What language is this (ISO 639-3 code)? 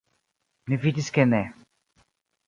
epo